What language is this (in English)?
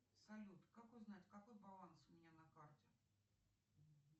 Russian